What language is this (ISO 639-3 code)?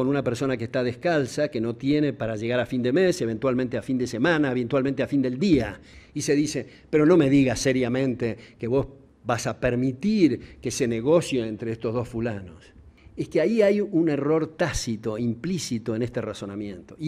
spa